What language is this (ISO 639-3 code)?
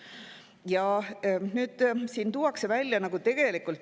est